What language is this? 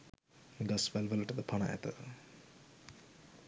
Sinhala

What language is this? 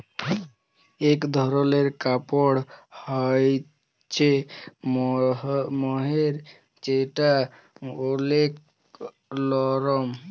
Bangla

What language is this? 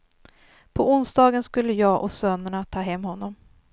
Swedish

